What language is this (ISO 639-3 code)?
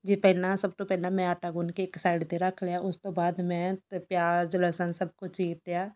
pan